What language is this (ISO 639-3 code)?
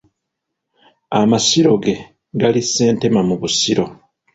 lug